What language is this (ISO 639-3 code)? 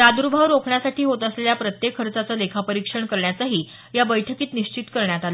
mar